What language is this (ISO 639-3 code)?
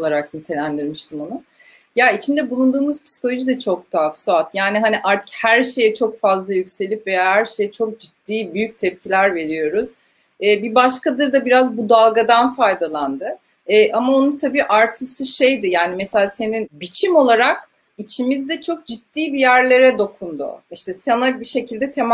tur